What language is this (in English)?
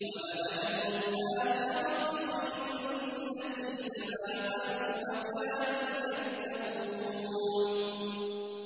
Arabic